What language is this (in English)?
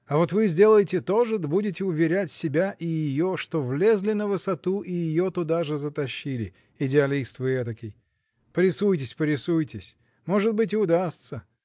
Russian